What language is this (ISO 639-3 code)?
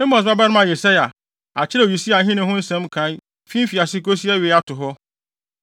aka